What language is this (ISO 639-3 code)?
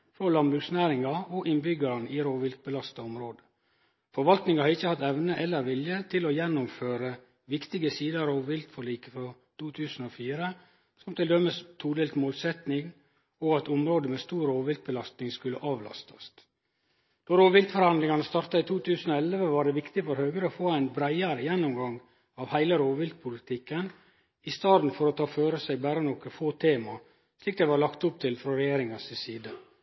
nno